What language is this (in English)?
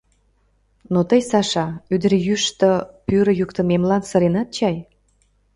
Mari